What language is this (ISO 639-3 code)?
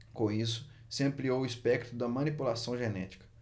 por